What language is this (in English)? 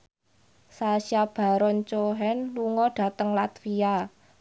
Javanese